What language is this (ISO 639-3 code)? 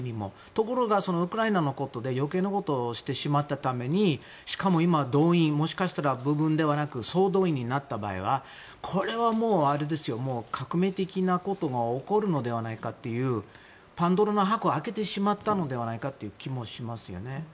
jpn